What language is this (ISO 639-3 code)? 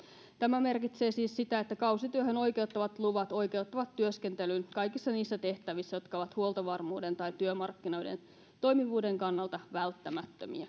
fin